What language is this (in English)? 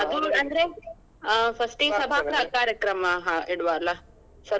Kannada